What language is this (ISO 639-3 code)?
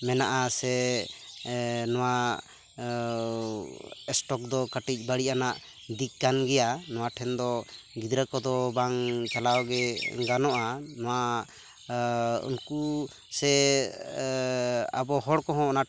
sat